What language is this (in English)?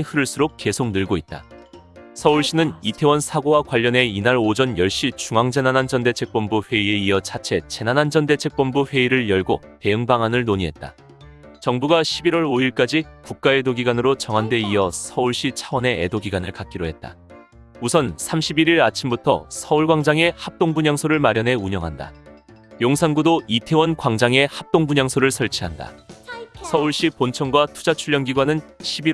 Korean